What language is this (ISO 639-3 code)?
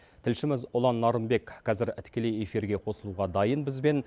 kaz